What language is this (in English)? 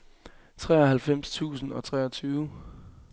Danish